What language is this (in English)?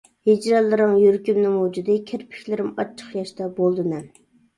Uyghur